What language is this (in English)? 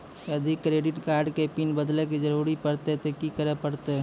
Maithili